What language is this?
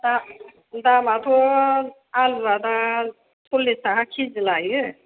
Bodo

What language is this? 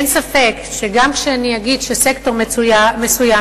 Hebrew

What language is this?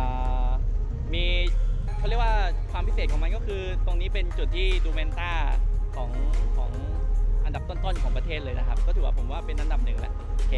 Thai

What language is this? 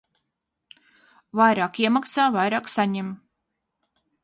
Latvian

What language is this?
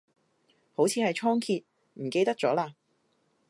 Cantonese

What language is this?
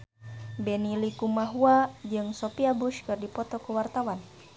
Sundanese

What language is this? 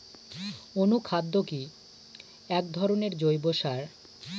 Bangla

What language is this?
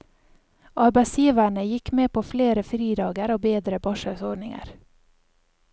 Norwegian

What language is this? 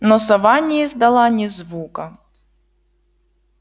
Russian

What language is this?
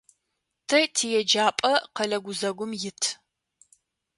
Adyghe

